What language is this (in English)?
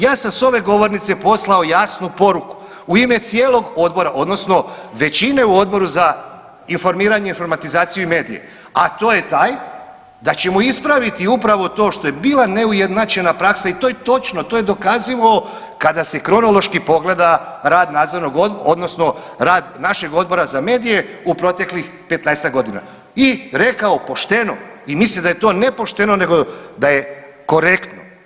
Croatian